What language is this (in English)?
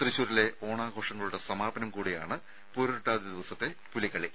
Malayalam